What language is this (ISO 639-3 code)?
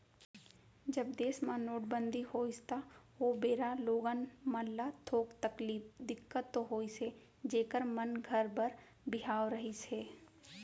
hne